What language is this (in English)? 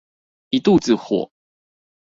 Chinese